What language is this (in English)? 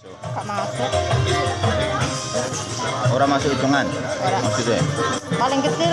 Indonesian